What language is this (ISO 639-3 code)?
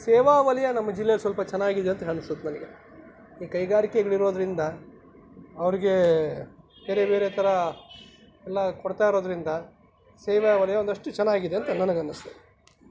kan